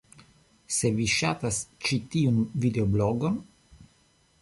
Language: Esperanto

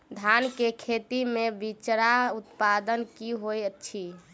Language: Maithili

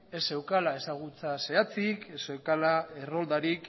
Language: Basque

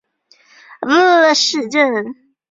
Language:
Chinese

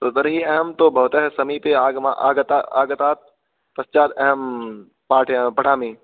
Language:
Sanskrit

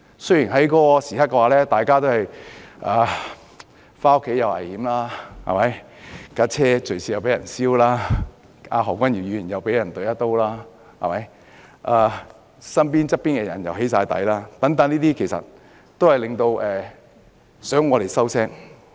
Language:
Cantonese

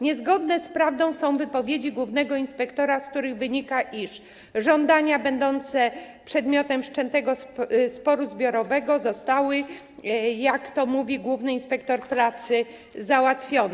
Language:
Polish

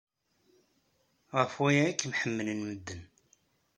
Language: Kabyle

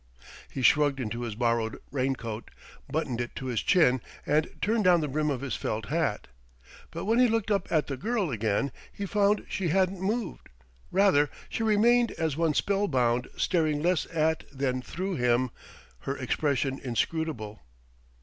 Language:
English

